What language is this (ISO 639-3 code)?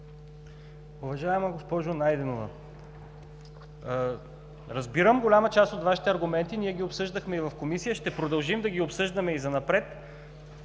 bul